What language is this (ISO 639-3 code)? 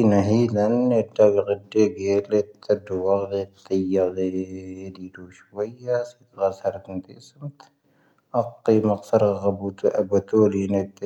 thv